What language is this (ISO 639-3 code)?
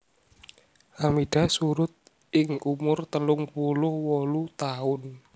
jav